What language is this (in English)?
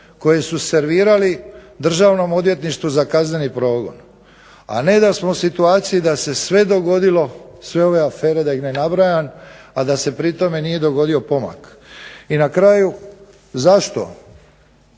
Croatian